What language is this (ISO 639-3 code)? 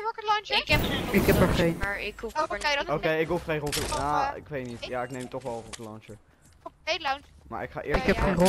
nld